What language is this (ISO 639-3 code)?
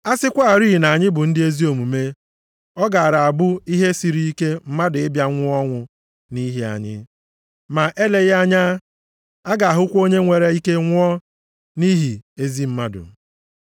ibo